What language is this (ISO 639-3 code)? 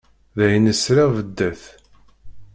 kab